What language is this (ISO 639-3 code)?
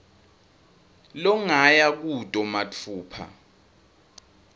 ssw